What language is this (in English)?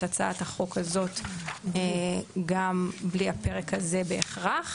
Hebrew